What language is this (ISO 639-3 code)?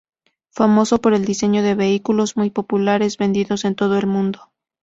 spa